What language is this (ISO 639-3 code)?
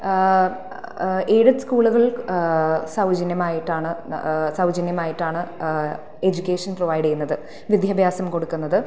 mal